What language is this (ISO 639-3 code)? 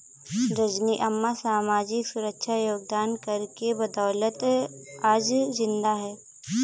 hin